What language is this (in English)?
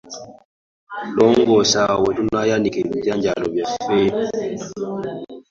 Ganda